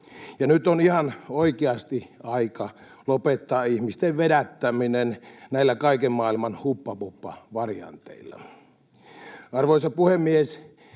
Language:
Finnish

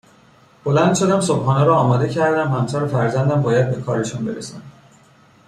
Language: Persian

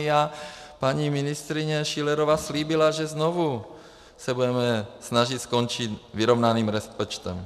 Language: Czech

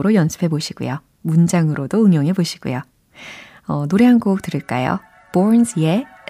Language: Korean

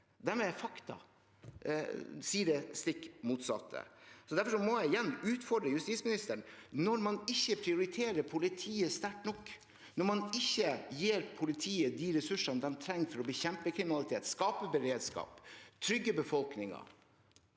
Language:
Norwegian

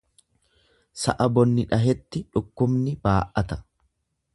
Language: Oromo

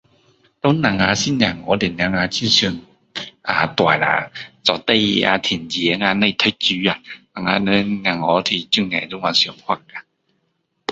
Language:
Min Dong Chinese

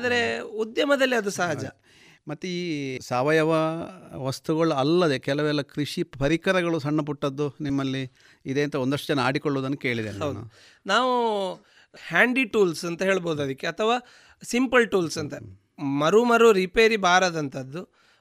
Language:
Kannada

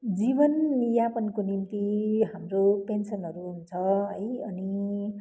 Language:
Nepali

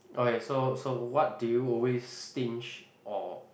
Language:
English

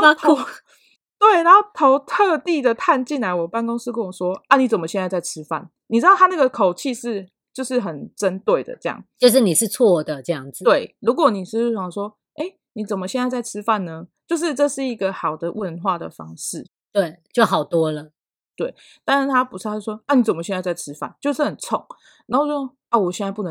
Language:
Chinese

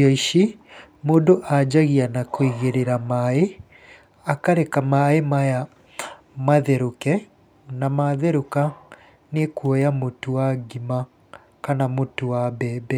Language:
Kikuyu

